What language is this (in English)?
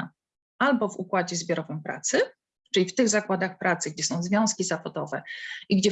Polish